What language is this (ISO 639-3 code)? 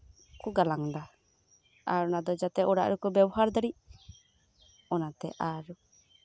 sat